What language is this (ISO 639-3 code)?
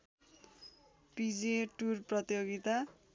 nep